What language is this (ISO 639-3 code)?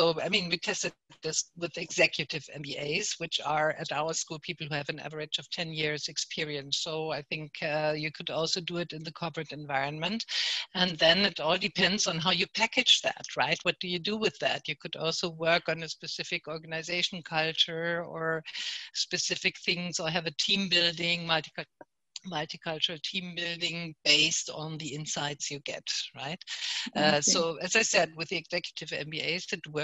eng